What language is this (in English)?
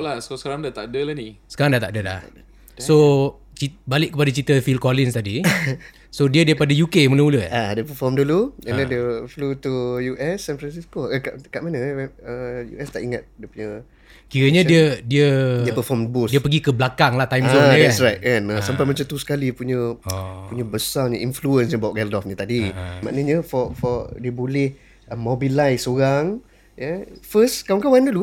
Malay